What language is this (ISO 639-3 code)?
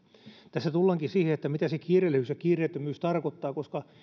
fin